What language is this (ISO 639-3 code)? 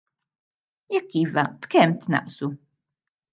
mlt